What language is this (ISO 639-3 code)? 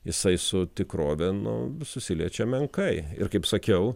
lit